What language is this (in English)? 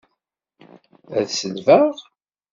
Kabyle